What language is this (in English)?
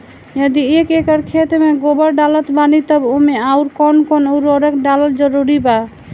Bhojpuri